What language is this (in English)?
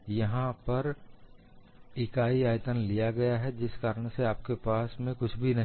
Hindi